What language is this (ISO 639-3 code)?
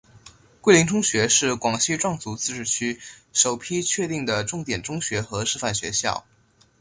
zho